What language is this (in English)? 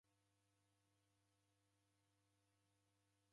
Taita